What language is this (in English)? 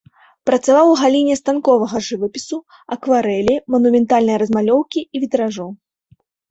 Belarusian